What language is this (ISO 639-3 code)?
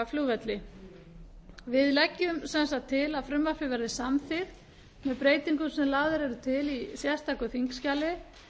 isl